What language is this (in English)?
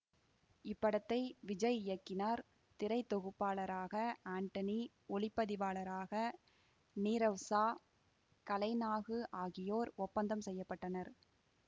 Tamil